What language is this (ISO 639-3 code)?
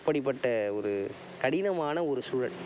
tam